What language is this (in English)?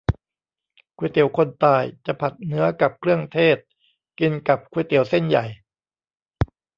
Thai